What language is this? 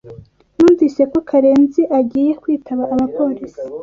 Kinyarwanda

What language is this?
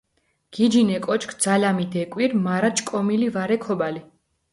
Mingrelian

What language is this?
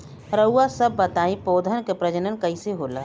Bhojpuri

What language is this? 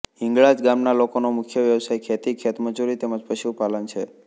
Gujarati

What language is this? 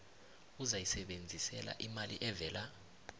South Ndebele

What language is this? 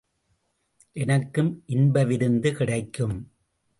Tamil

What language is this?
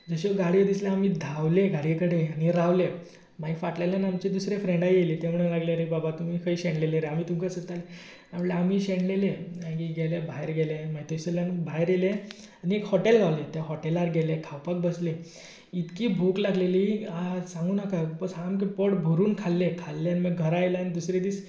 Konkani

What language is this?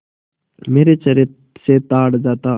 Hindi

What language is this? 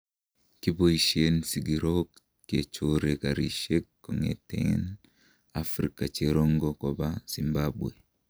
Kalenjin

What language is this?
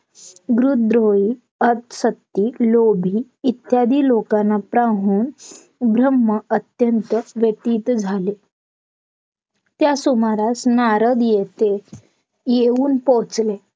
Marathi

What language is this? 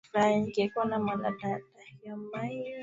Swahili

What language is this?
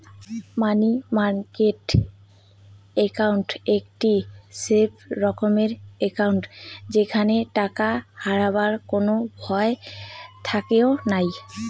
Bangla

